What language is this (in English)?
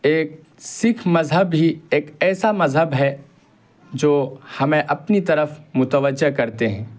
Urdu